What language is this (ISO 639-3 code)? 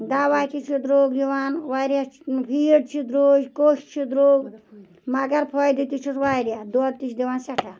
kas